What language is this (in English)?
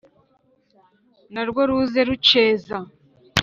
Kinyarwanda